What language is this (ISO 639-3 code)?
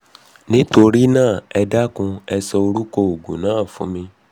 yor